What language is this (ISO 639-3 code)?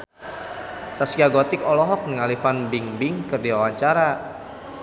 sun